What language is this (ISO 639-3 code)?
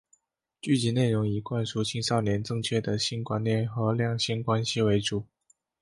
zho